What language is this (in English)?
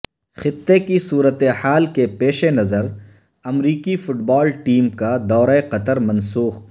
Urdu